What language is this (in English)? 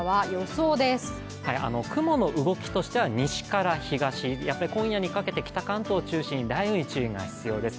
Japanese